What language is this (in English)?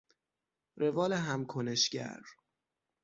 Persian